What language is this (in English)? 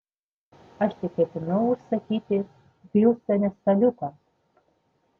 Lithuanian